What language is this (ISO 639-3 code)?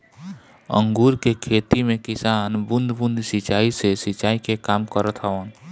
bho